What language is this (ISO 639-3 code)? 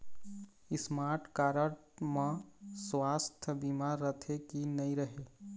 hne